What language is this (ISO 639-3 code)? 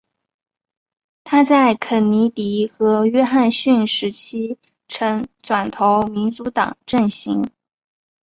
zho